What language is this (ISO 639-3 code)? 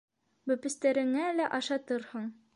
bak